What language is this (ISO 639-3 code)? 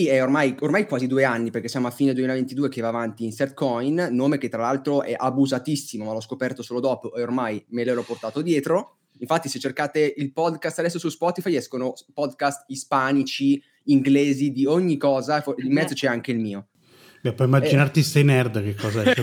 ita